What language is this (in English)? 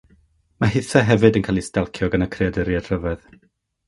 Welsh